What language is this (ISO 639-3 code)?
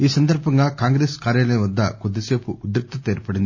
tel